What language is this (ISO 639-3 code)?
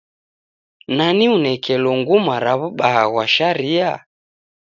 dav